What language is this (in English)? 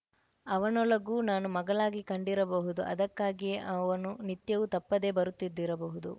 Kannada